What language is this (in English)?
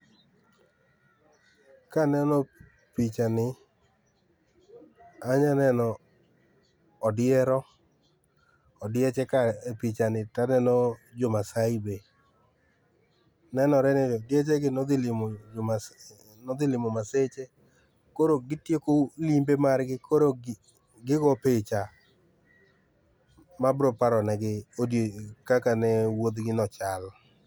Luo (Kenya and Tanzania)